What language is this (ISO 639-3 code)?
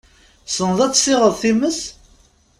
kab